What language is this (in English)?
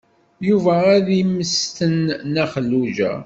Kabyle